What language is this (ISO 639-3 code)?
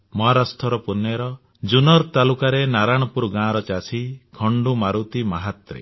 ori